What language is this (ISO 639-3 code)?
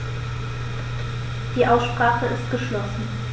deu